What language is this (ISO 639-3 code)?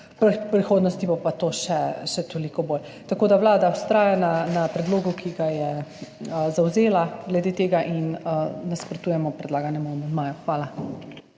slv